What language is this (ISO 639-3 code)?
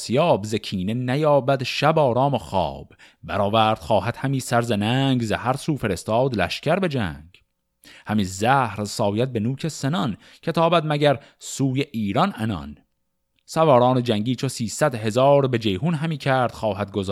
fas